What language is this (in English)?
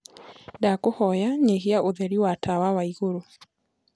Kikuyu